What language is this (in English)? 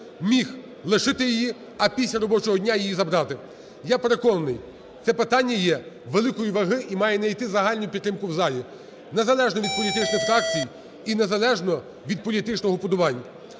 Ukrainian